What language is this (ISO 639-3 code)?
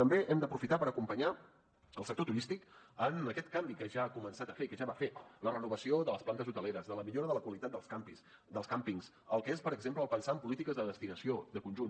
cat